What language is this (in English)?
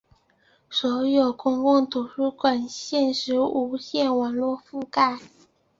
Chinese